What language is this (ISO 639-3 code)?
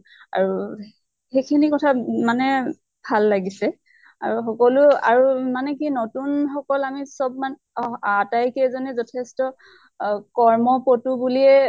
asm